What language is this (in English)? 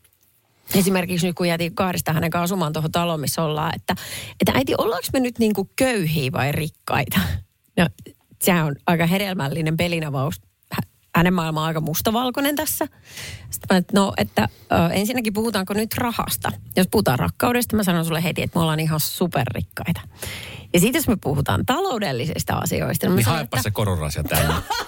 Finnish